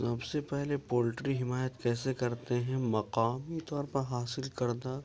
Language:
Urdu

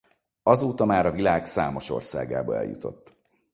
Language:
Hungarian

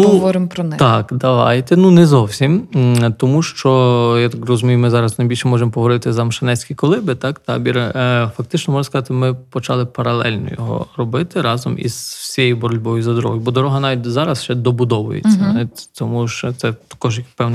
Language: Ukrainian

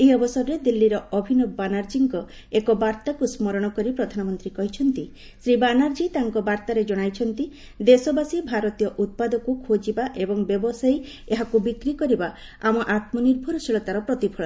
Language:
Odia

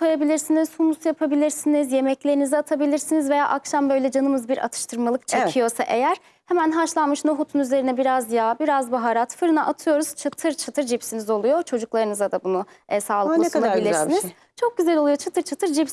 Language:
Turkish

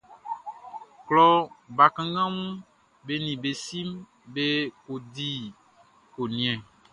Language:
Baoulé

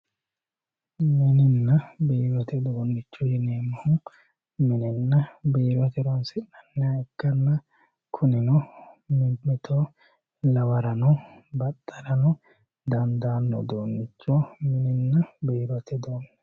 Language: Sidamo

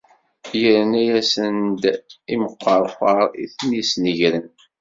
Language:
Kabyle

